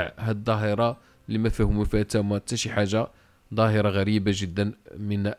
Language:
Arabic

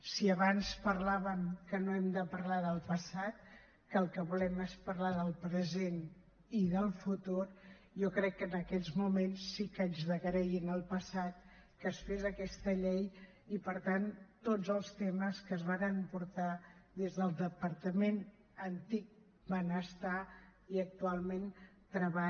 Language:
Catalan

